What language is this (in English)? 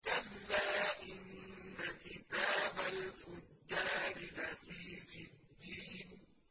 Arabic